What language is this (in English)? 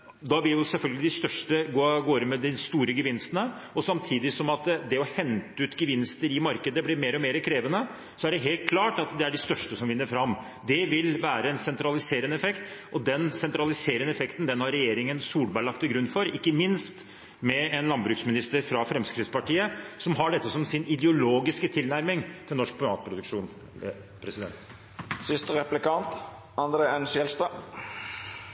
Norwegian Bokmål